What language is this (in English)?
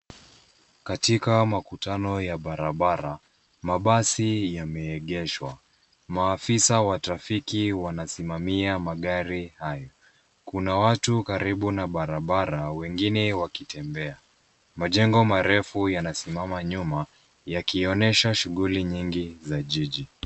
Swahili